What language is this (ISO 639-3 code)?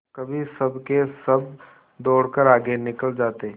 hin